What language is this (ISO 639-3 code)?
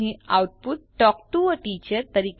guj